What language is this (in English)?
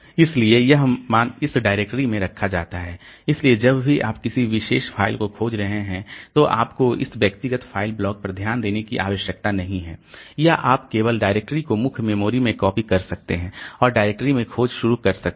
Hindi